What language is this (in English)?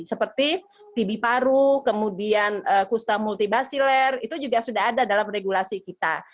Indonesian